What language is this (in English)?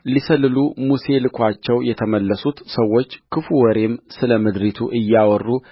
Amharic